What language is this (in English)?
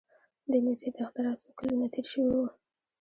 Pashto